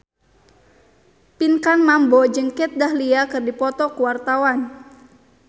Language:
Sundanese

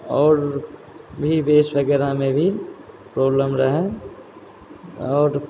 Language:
Maithili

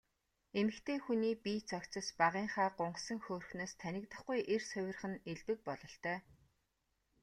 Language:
Mongolian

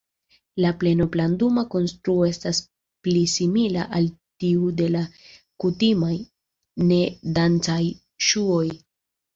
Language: Esperanto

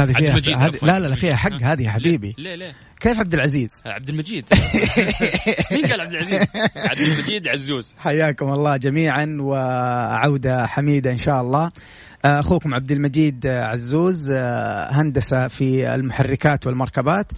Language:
Arabic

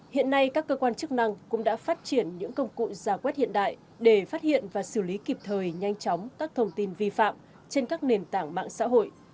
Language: Vietnamese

